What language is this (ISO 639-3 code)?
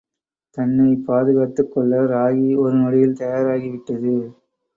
tam